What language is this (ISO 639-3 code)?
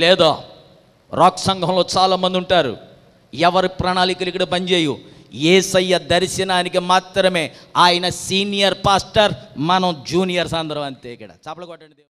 ind